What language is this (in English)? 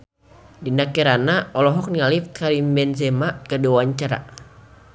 Sundanese